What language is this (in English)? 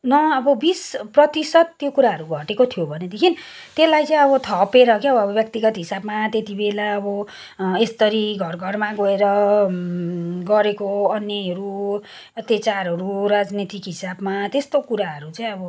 Nepali